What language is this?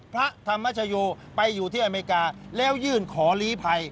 Thai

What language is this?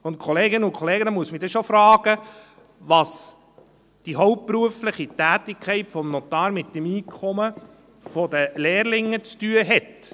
Swiss German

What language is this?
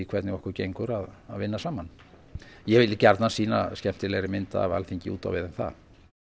Icelandic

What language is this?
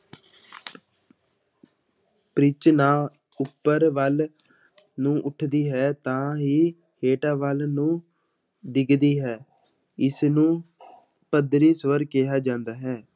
Punjabi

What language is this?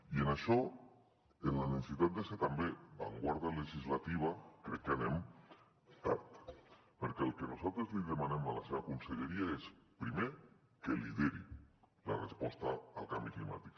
Catalan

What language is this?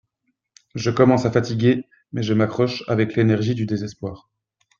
French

